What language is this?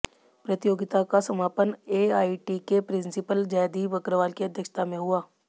Hindi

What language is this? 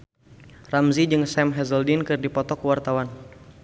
Sundanese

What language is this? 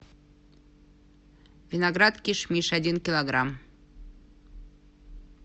Russian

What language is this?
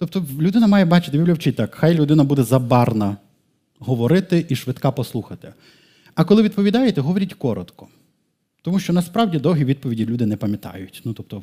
Ukrainian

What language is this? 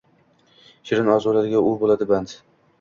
Uzbek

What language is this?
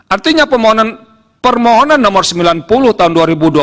Indonesian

